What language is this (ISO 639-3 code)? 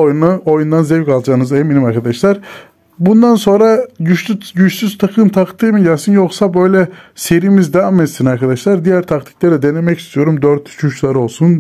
tur